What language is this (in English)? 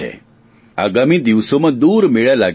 Gujarati